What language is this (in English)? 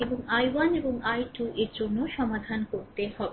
Bangla